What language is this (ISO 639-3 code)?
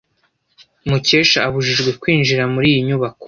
kin